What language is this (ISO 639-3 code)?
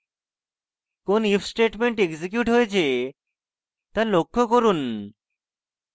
ben